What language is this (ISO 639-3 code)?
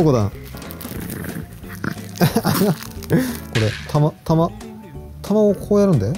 jpn